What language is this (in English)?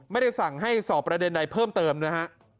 Thai